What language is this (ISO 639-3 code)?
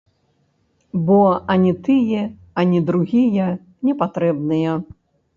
bel